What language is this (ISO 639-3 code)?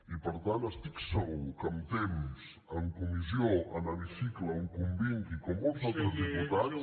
cat